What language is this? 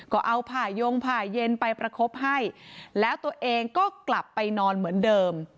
Thai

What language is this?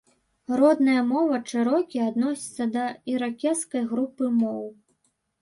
Belarusian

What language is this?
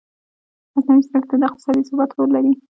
Pashto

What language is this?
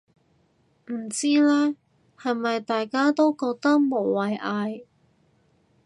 Cantonese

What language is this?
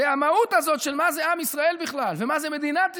Hebrew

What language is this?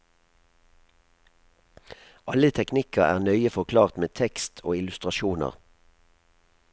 Norwegian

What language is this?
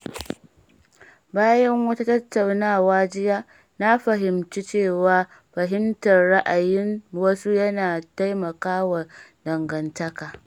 Hausa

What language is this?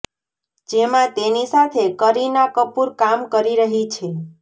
Gujarati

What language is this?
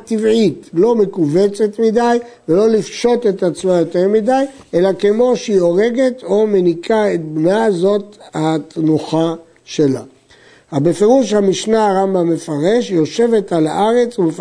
Hebrew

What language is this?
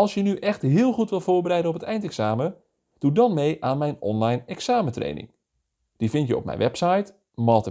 Dutch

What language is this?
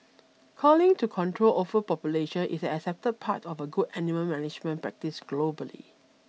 English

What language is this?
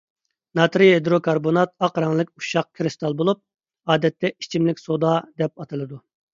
Uyghur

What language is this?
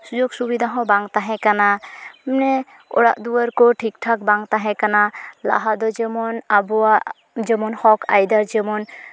Santali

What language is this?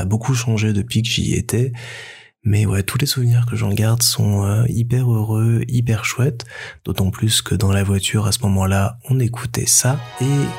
French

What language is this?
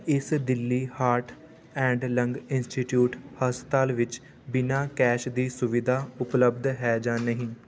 Punjabi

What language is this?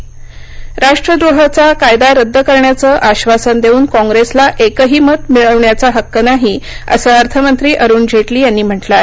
Marathi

